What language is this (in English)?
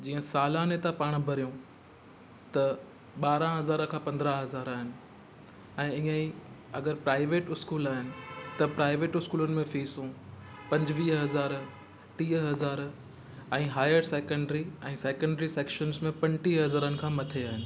Sindhi